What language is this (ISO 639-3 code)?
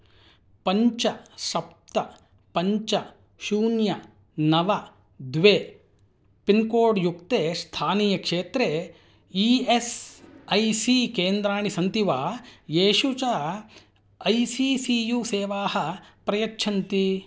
san